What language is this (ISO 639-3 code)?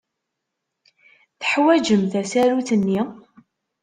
kab